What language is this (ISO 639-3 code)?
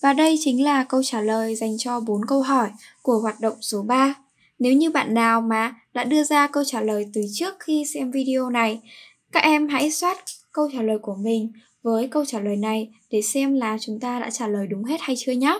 vie